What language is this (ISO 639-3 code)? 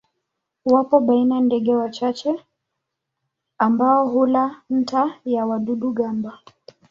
swa